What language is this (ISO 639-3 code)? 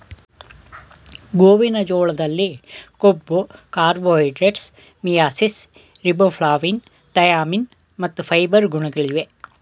kan